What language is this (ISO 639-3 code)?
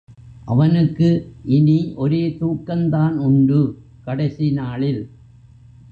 tam